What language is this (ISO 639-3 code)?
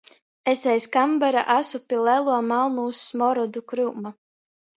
ltg